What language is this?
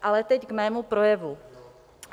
Czech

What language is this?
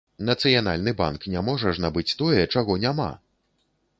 Belarusian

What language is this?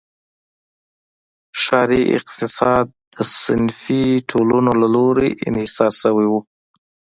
Pashto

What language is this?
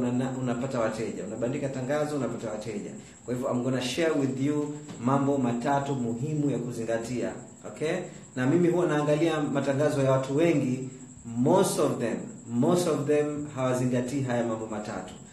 Swahili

